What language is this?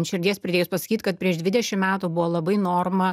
Lithuanian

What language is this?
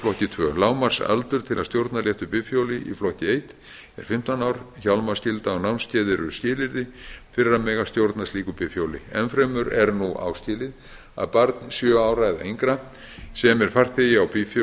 Icelandic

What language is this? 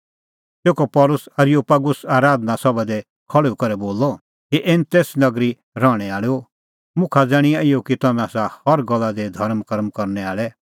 Kullu Pahari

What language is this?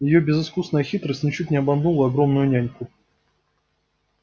Russian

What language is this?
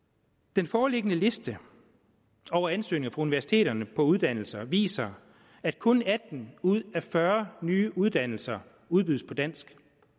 Danish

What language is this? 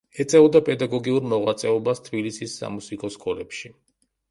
Georgian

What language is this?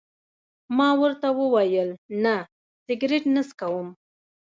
Pashto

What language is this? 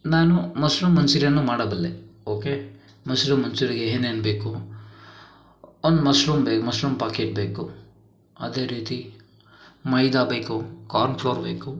Kannada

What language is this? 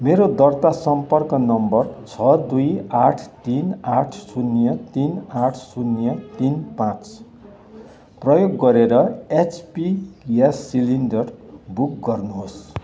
Nepali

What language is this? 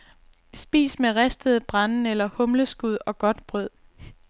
Danish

